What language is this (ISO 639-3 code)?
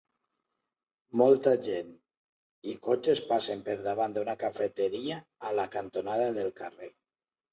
cat